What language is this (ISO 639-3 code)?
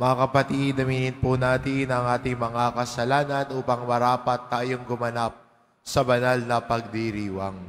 fil